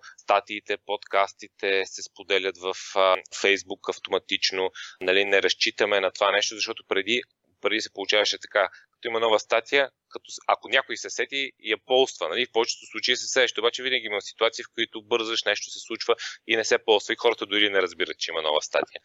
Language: Bulgarian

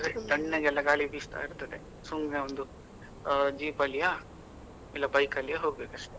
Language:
Kannada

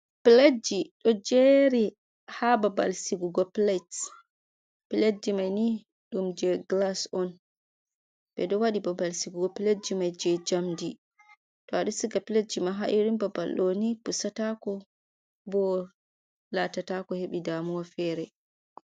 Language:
Fula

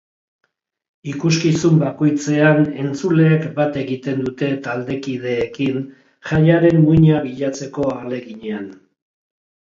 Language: Basque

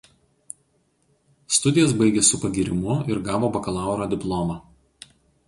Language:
Lithuanian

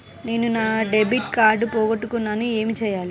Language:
Telugu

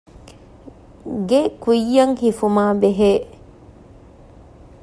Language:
Divehi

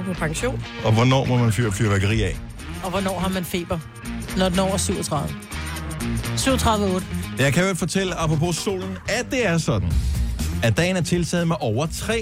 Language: Danish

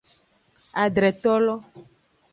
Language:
Aja (Benin)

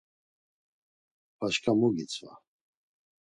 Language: Laz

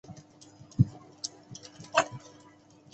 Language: Chinese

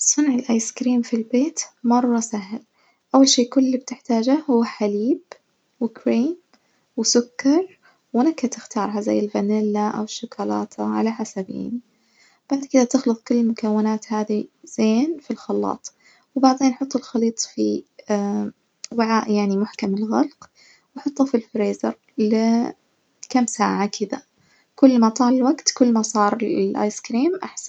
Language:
Najdi Arabic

